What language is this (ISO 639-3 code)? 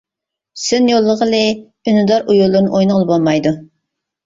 uig